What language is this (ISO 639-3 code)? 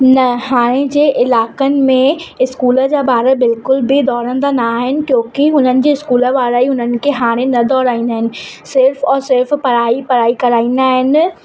snd